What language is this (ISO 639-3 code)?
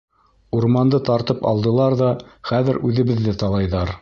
bak